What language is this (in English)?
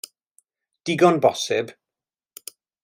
Welsh